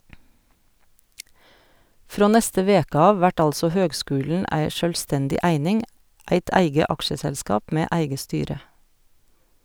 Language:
Norwegian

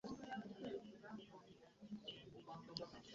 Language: Ganda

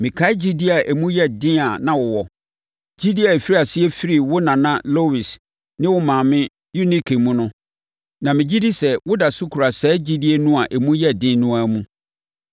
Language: Akan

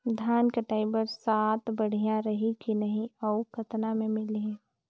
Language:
Chhattisgarhi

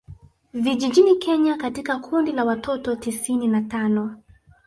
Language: Swahili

